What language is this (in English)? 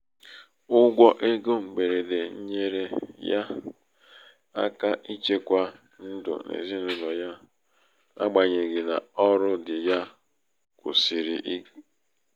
Igbo